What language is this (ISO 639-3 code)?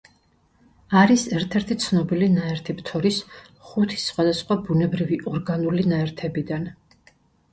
kat